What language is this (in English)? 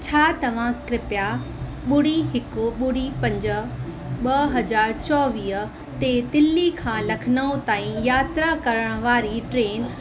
Sindhi